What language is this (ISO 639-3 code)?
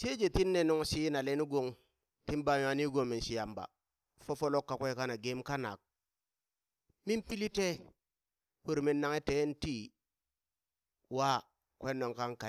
bys